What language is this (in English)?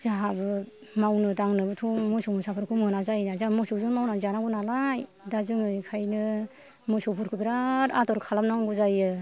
Bodo